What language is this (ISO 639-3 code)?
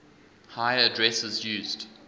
eng